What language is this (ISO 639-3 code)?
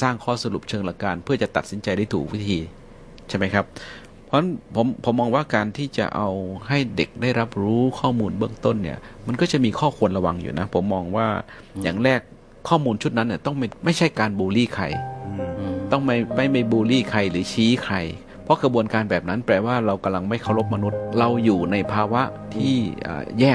tha